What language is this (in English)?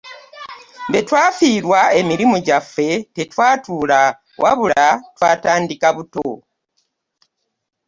Ganda